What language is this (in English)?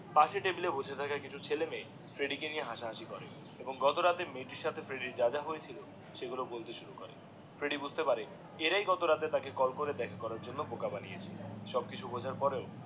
Bangla